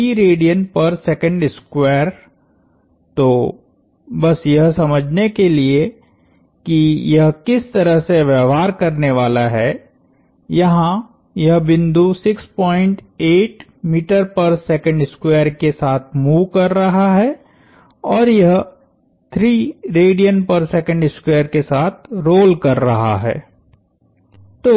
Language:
Hindi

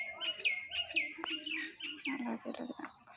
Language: Assamese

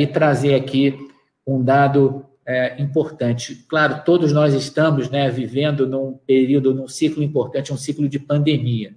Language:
Portuguese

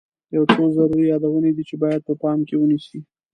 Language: Pashto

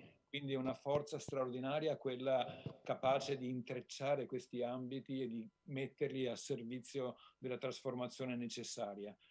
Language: Italian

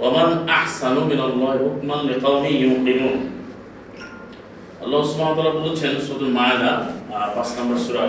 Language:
Bangla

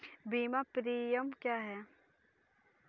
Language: Hindi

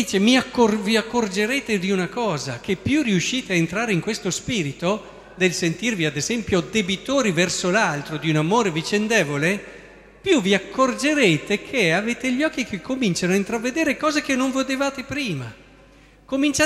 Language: Italian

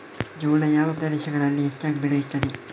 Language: Kannada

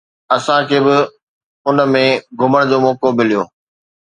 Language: Sindhi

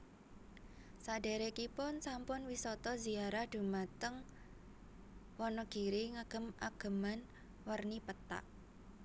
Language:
Javanese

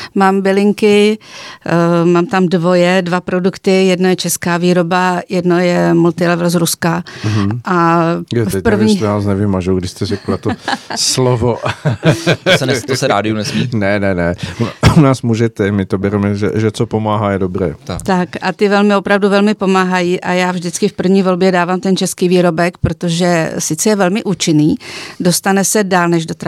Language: Czech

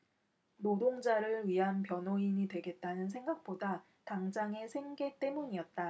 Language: Korean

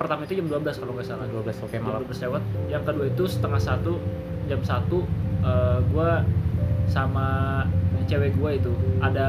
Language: Indonesian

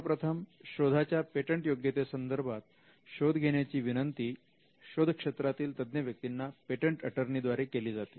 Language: Marathi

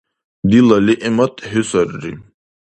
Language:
Dargwa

